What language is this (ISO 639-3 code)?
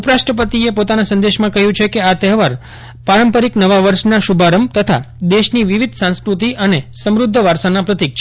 guj